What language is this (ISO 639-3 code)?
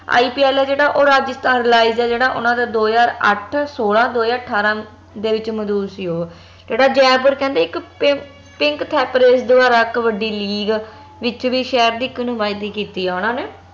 pan